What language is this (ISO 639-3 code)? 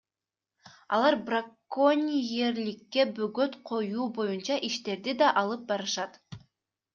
kir